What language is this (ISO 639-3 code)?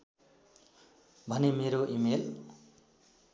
nep